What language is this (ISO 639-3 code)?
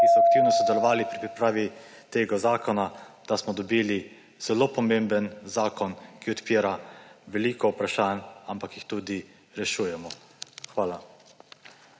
slv